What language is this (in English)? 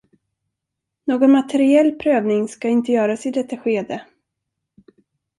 Swedish